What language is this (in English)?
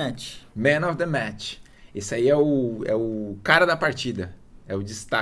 Portuguese